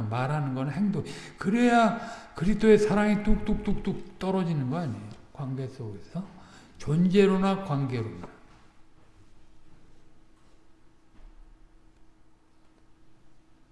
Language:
Korean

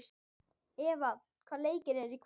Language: Icelandic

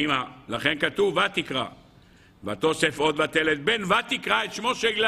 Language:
Hebrew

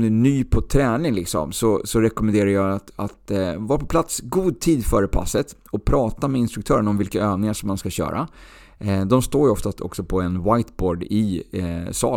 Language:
Swedish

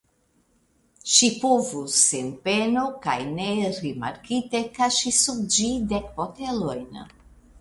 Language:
Esperanto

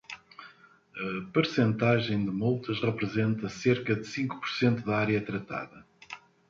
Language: Portuguese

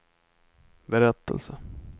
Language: Swedish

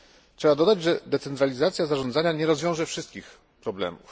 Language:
Polish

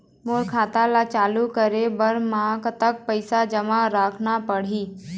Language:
Chhattisgarhi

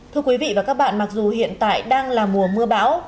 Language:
Vietnamese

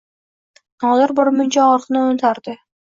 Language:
Uzbek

